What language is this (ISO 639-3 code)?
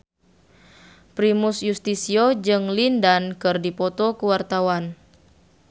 sun